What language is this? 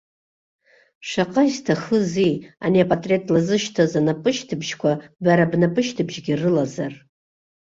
Abkhazian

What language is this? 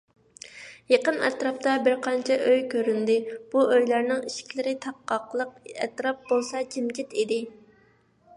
Uyghur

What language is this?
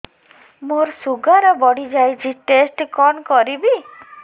Odia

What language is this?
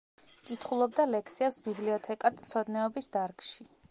Georgian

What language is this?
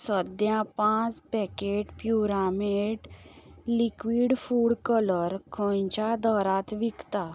Konkani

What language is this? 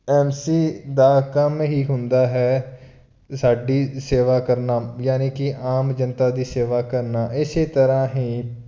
Punjabi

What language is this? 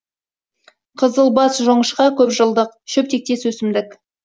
Kazakh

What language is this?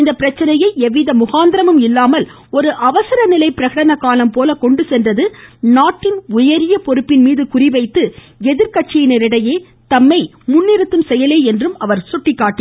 Tamil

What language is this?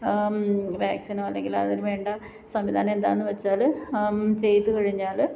Malayalam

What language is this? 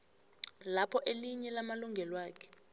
South Ndebele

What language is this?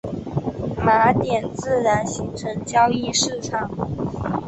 Chinese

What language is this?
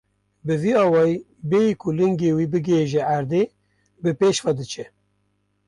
Kurdish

